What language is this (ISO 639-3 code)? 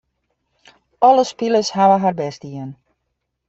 fry